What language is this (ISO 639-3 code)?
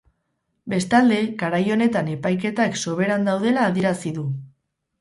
eus